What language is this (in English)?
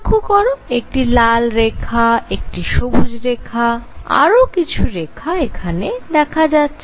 Bangla